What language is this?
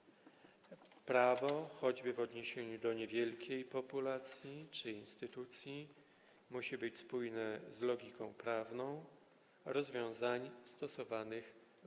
Polish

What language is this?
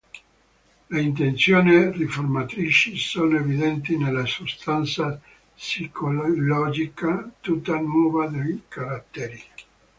Italian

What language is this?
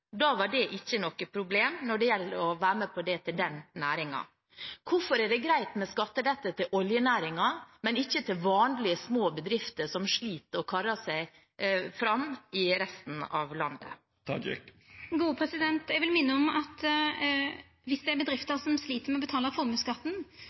Norwegian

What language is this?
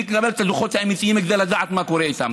Hebrew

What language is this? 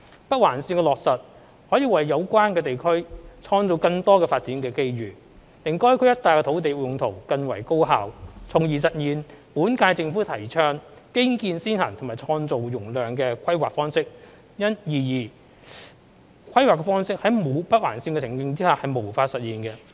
Cantonese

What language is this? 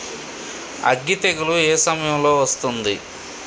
Telugu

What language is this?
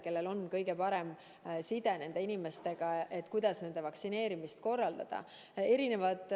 Estonian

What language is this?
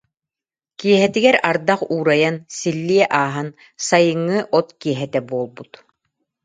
Yakut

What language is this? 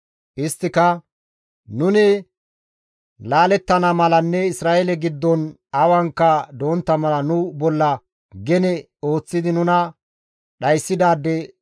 Gamo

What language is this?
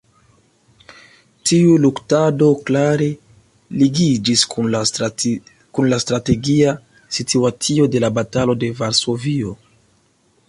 Esperanto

